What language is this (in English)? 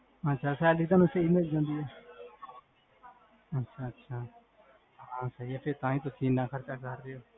Punjabi